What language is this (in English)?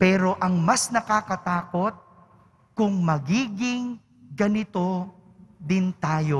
Filipino